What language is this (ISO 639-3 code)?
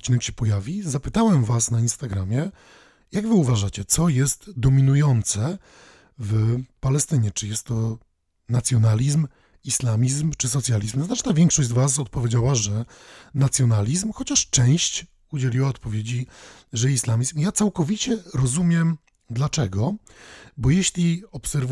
pol